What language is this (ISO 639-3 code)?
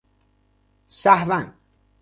fas